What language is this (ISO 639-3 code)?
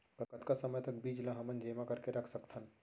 hne